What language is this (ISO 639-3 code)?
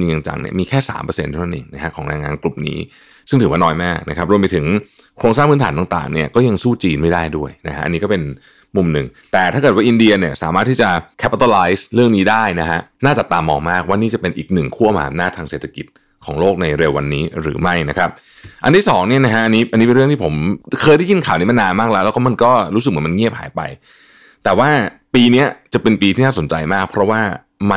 tha